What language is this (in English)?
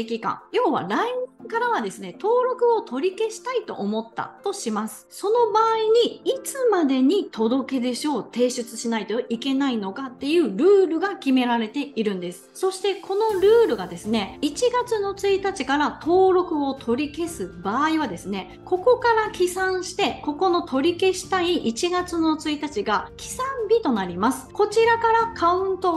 Japanese